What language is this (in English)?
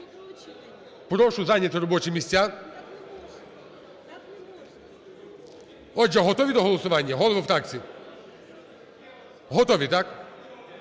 Ukrainian